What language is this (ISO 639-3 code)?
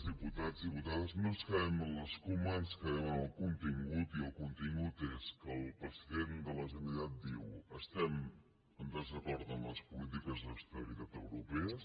cat